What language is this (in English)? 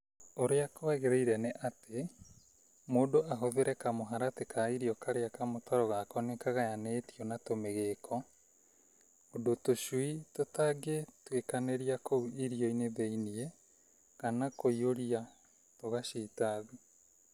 Kikuyu